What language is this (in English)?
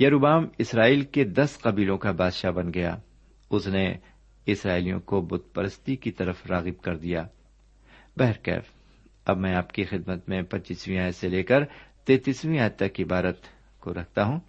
Urdu